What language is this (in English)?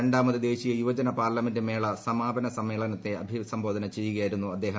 Malayalam